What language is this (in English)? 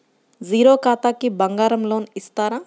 Telugu